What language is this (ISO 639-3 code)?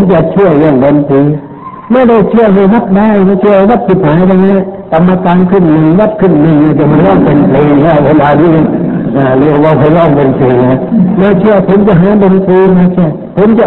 tha